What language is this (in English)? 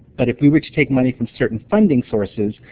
English